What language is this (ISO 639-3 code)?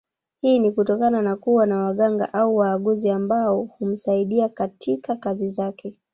swa